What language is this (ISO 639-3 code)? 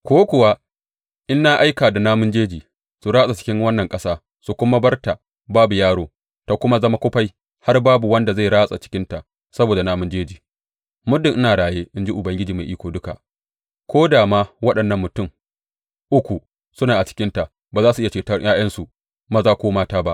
hau